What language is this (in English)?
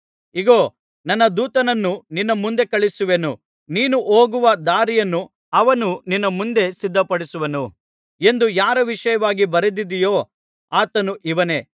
Kannada